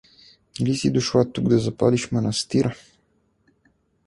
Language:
Bulgarian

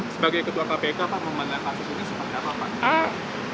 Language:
Indonesian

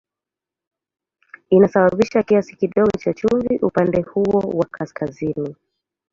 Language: Swahili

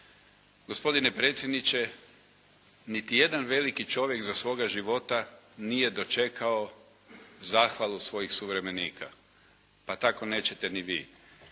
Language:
Croatian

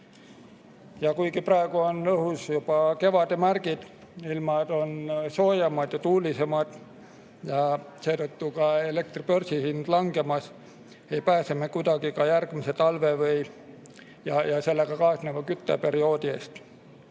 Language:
Estonian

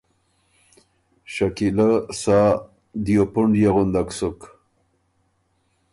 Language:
Ormuri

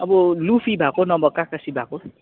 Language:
Nepali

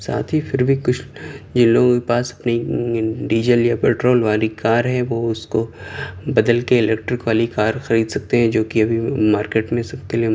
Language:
Urdu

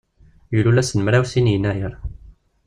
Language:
Kabyle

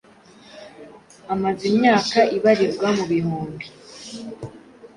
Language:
Kinyarwanda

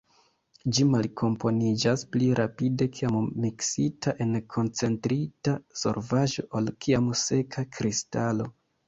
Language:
Esperanto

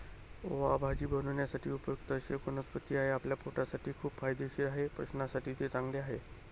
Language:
Marathi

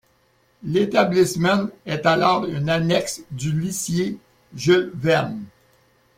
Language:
French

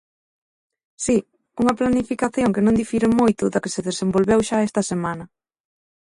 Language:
Galician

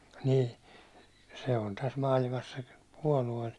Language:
Finnish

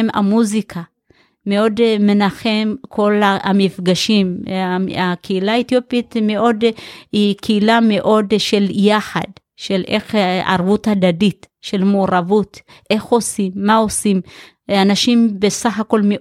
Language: Hebrew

